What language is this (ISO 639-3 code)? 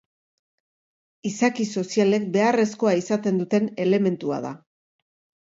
eus